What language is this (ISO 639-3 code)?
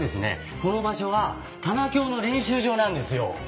jpn